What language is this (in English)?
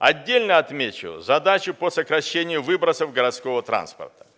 Russian